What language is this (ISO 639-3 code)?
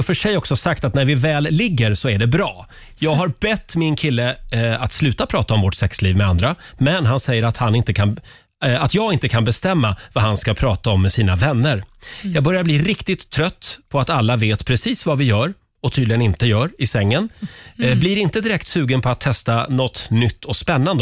swe